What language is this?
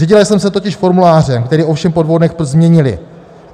Czech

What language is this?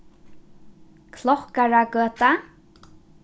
Faroese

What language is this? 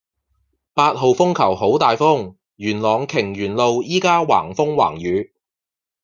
Cantonese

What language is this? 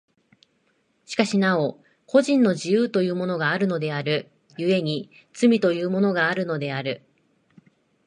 Japanese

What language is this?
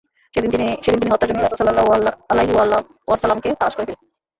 Bangla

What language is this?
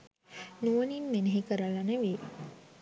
Sinhala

